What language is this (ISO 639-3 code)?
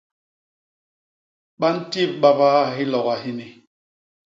bas